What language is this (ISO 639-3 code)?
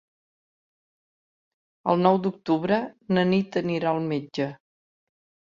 cat